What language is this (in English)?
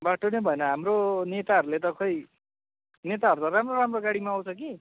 Nepali